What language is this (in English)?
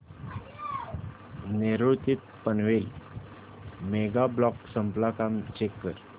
Marathi